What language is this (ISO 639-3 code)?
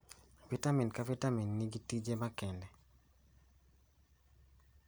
luo